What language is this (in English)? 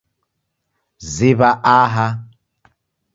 Taita